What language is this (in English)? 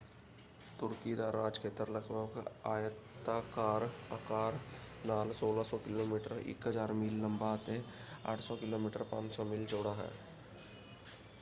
Punjabi